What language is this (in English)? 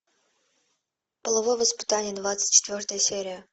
Russian